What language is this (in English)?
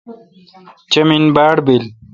Kalkoti